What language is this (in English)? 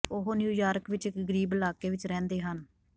Punjabi